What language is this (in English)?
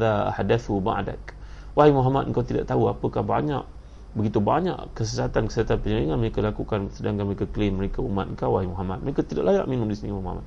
Malay